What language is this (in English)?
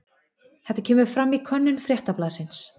Icelandic